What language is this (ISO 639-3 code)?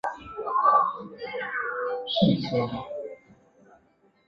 zho